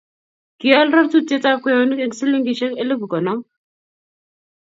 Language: Kalenjin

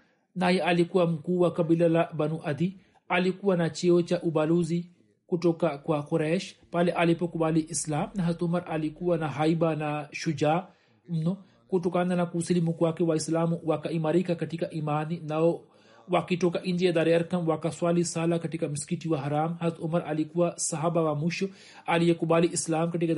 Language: Swahili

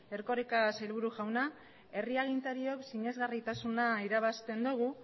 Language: Basque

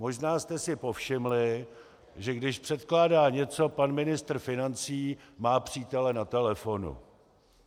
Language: Czech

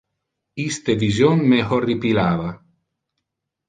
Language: Interlingua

